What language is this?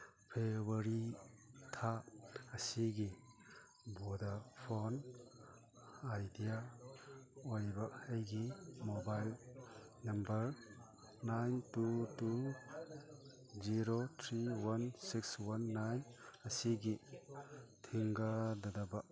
Manipuri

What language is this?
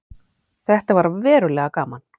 Icelandic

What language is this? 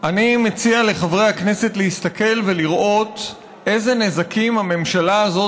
Hebrew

